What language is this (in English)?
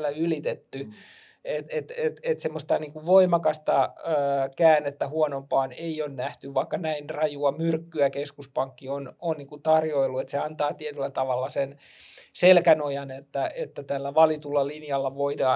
Finnish